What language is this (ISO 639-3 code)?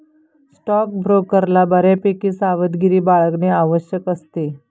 mar